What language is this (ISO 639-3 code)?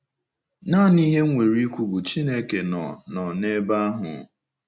ibo